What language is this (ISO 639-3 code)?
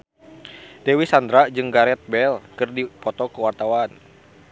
sun